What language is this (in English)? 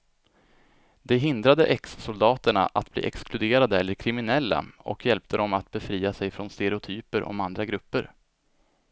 Swedish